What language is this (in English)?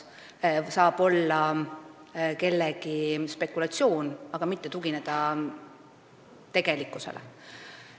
Estonian